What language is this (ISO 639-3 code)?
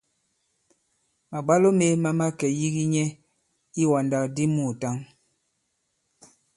abb